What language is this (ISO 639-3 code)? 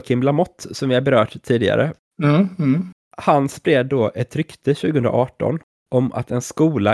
swe